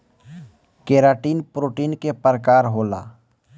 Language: Bhojpuri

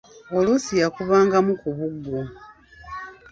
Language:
Ganda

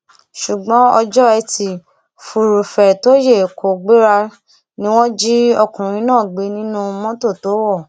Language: Yoruba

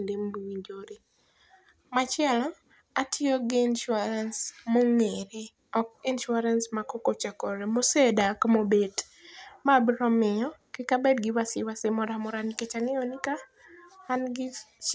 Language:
Luo (Kenya and Tanzania)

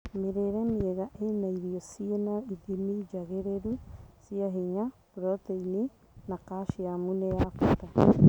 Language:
Kikuyu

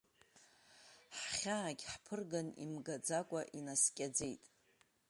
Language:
Abkhazian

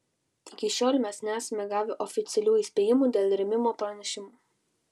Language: Lithuanian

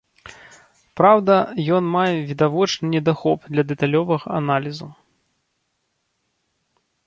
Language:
Belarusian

